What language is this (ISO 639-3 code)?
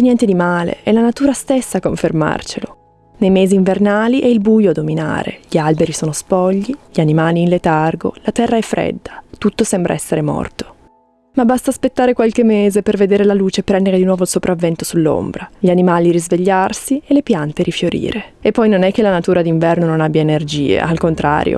ita